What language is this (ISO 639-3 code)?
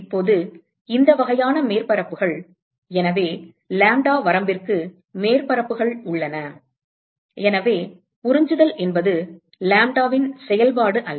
tam